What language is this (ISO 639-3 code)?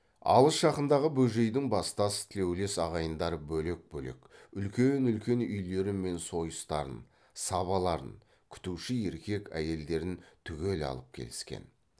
kaz